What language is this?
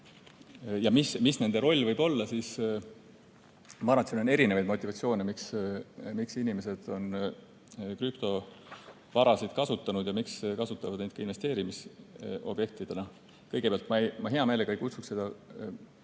Estonian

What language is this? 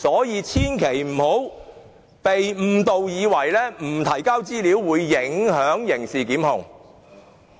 Cantonese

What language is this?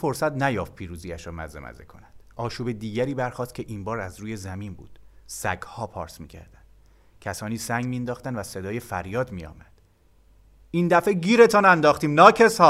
Persian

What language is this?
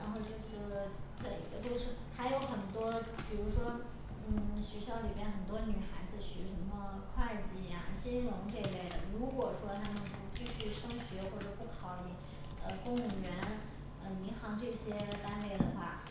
Chinese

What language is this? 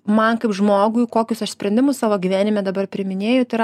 Lithuanian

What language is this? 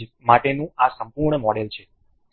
Gujarati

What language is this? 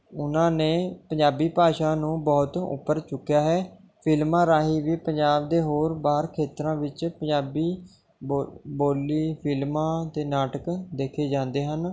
Punjabi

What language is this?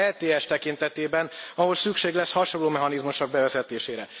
Hungarian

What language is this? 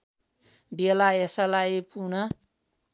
Nepali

